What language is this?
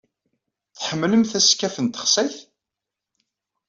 Kabyle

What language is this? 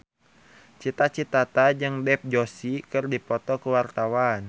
Sundanese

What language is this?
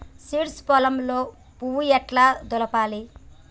Telugu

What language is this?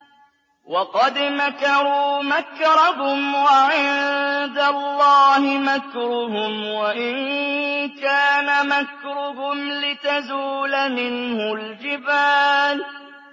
Arabic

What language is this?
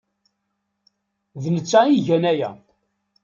Kabyle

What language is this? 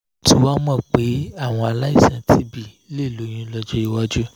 Yoruba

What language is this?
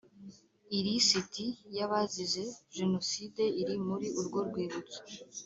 Kinyarwanda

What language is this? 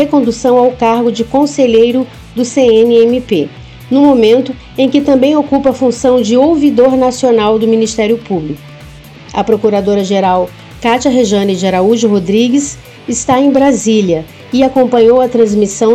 Portuguese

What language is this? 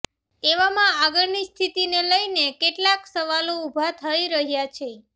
Gujarati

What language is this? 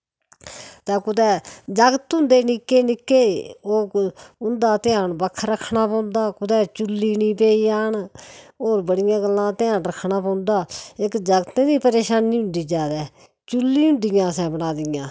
Dogri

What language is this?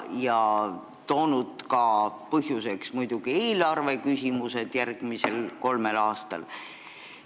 Estonian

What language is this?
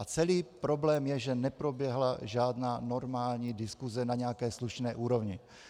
Czech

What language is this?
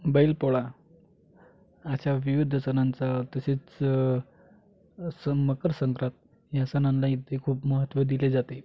Marathi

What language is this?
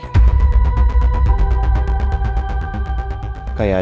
Indonesian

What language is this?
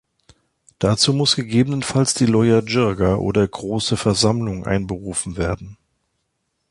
German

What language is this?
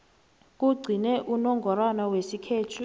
South Ndebele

